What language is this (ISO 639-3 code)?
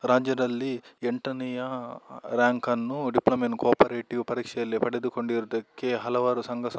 kan